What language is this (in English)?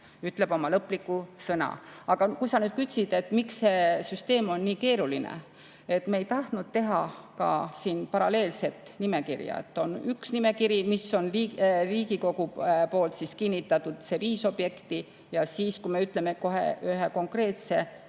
Estonian